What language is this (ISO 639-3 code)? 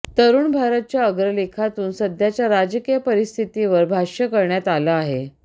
mar